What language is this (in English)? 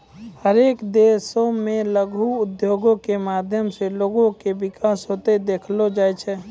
Maithili